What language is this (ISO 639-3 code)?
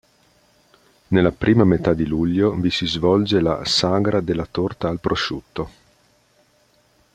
ita